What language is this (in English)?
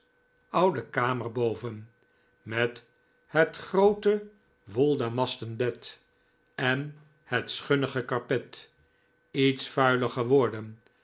Dutch